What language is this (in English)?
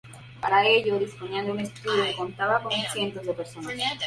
Spanish